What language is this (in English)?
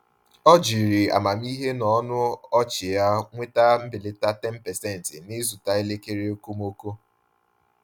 Igbo